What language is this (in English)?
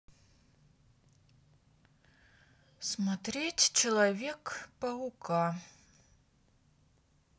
Russian